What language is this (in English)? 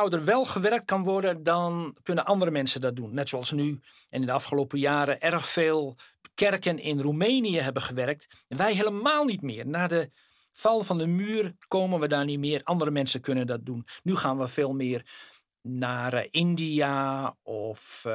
Dutch